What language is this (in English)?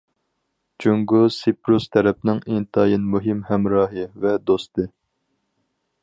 Uyghur